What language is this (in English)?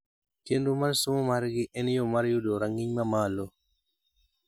Luo (Kenya and Tanzania)